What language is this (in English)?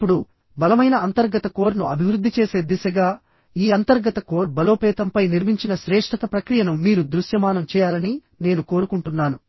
Telugu